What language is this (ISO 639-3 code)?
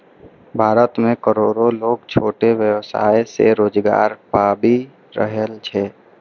mai